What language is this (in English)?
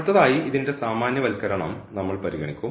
Malayalam